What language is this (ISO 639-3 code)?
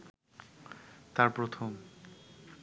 ben